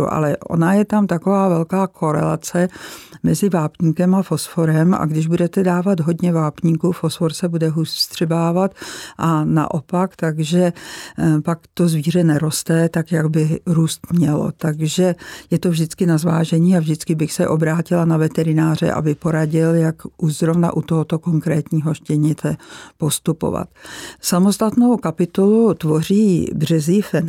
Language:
Czech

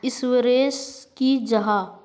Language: Magahi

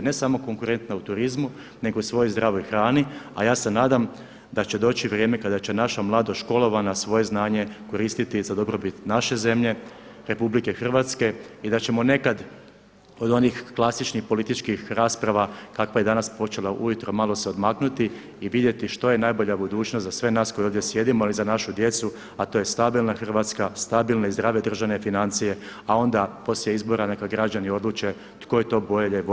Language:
Croatian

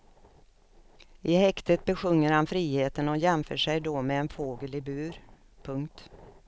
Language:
Swedish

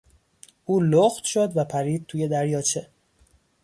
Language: Persian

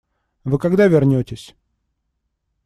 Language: Russian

